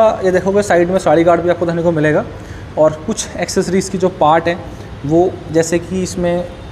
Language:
Hindi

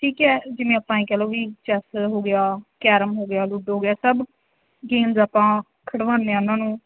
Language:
Punjabi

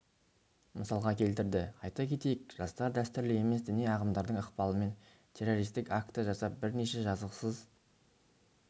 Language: Kazakh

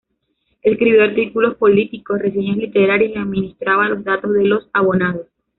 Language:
Spanish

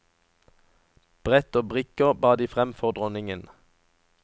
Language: Norwegian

